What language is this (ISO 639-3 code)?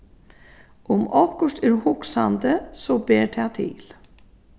fao